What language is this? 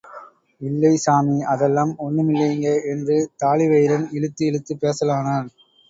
Tamil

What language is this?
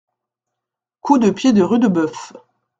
French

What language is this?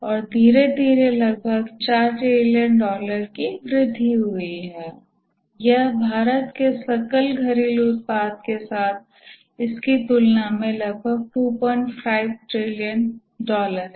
Hindi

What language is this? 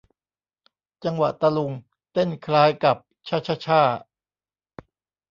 Thai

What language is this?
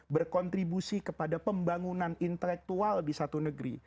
Indonesian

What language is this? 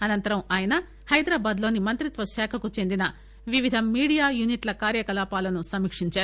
Telugu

